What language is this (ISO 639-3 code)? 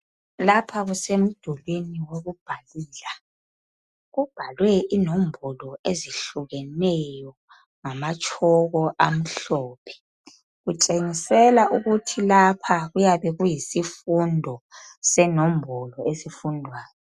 nde